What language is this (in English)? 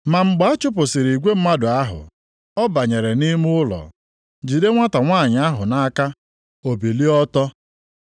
Igbo